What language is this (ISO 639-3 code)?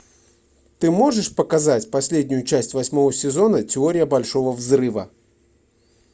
rus